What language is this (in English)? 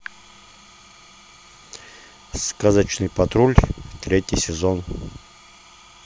Russian